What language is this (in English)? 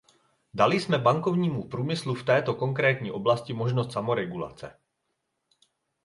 Czech